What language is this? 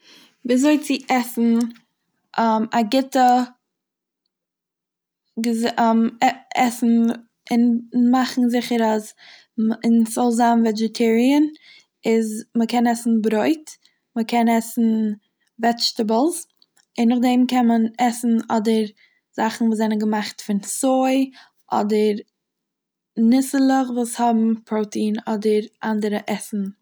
Yiddish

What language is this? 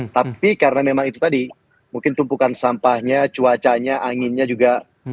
Indonesian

